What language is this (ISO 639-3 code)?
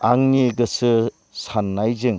brx